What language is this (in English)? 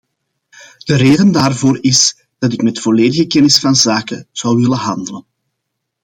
Dutch